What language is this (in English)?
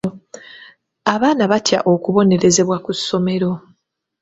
Ganda